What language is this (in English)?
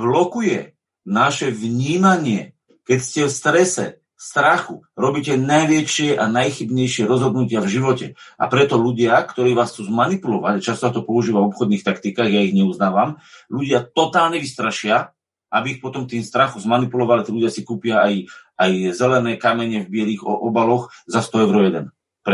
Slovak